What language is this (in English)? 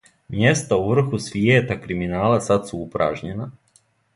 Serbian